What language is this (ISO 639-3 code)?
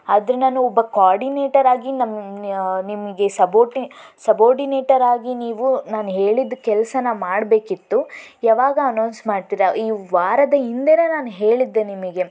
kan